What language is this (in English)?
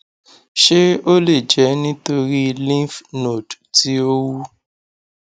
Yoruba